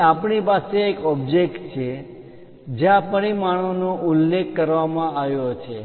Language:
Gujarati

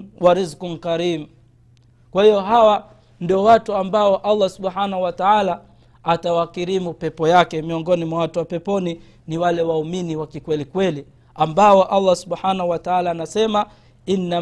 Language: Swahili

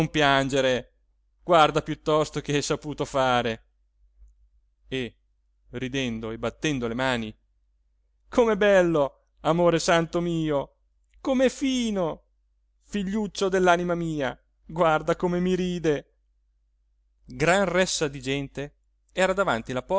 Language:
Italian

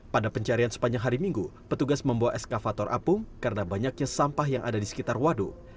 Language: Indonesian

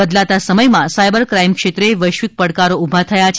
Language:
Gujarati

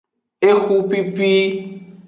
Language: Aja (Benin)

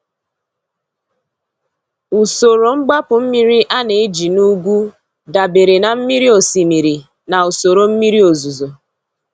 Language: Igbo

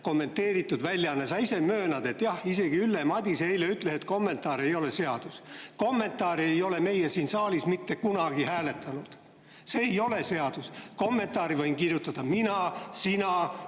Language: Estonian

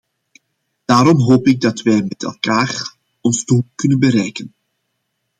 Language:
Dutch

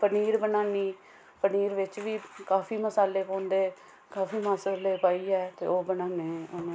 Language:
Dogri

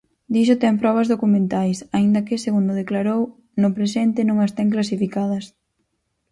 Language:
Galician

